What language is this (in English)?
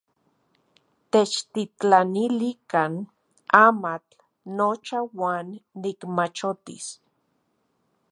Central Puebla Nahuatl